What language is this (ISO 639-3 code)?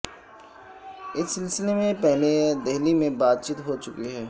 urd